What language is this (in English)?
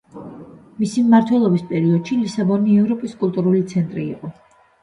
Georgian